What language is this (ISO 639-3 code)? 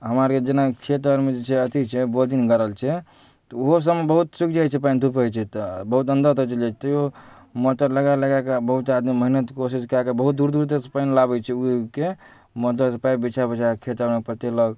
mai